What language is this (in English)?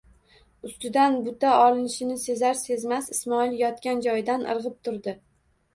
Uzbek